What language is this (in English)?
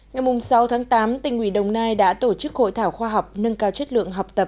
Vietnamese